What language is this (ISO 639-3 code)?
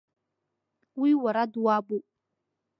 abk